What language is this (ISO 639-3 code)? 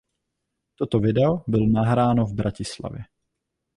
ces